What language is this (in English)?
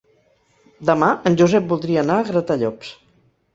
Catalan